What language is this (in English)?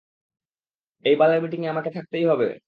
Bangla